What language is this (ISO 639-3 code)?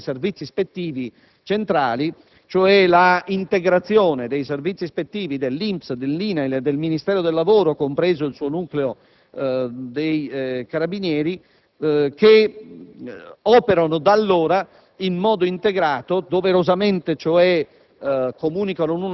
ita